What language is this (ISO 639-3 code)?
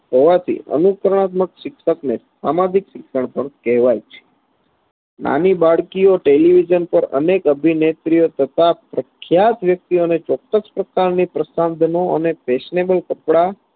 guj